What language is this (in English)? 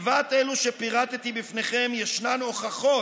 Hebrew